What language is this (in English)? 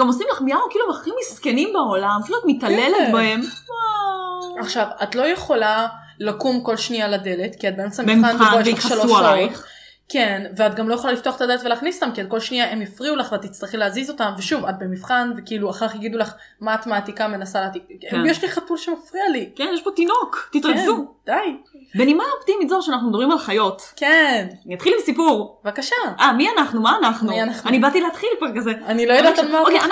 Hebrew